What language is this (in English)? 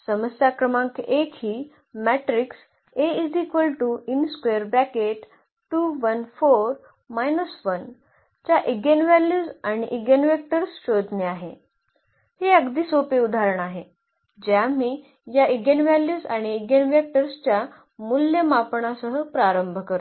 Marathi